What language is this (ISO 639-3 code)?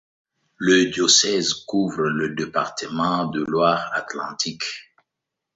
fra